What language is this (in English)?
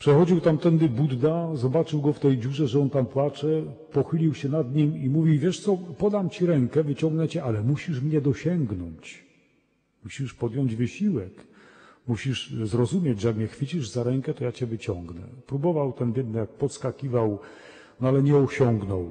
Polish